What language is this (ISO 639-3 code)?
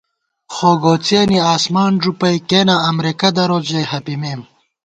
gwt